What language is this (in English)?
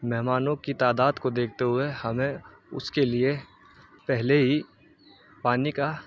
Urdu